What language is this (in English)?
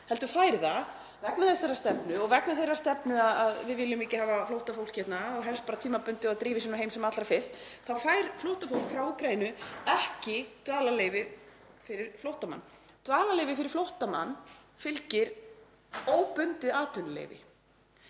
Icelandic